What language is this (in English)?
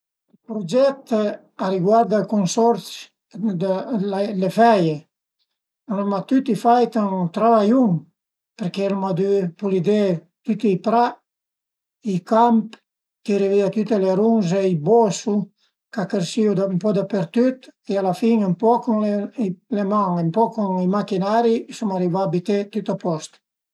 Piedmontese